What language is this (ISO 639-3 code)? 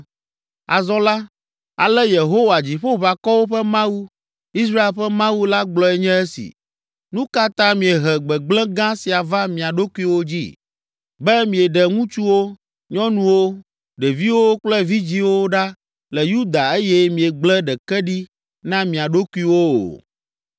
ewe